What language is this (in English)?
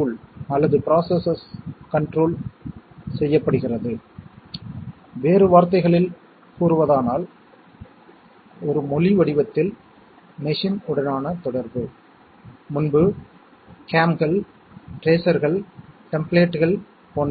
Tamil